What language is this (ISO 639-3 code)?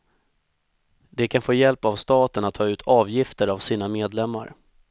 swe